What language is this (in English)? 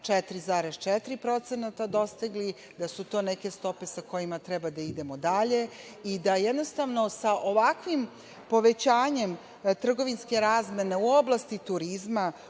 Serbian